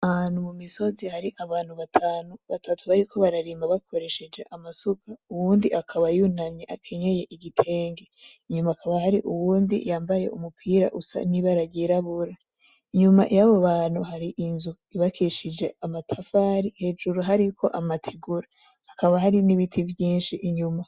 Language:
Rundi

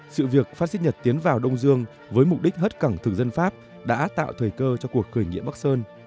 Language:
Vietnamese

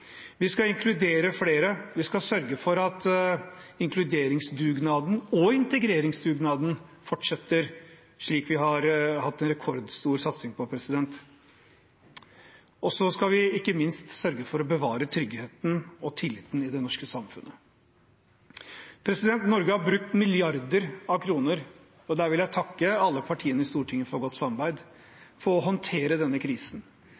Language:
Norwegian Bokmål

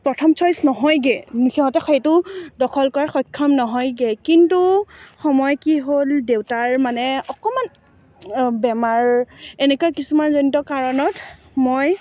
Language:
Assamese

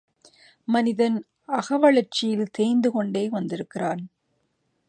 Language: Tamil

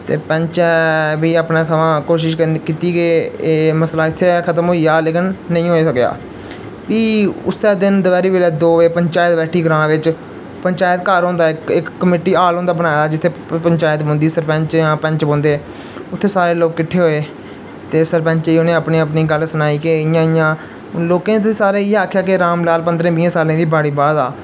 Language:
Dogri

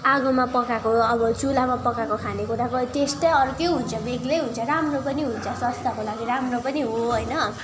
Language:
Nepali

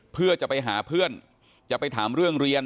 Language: Thai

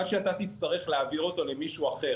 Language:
Hebrew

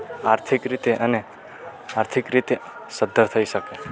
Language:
Gujarati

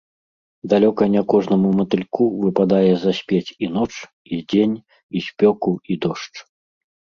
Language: Belarusian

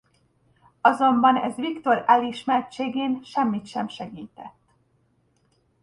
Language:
Hungarian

